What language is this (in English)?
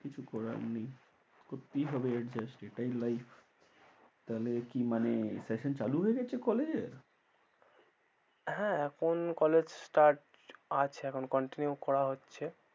Bangla